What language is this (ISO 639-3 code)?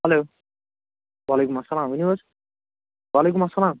kas